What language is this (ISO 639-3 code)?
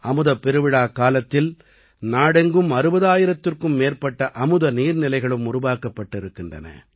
tam